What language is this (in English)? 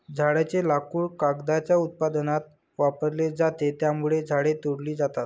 Marathi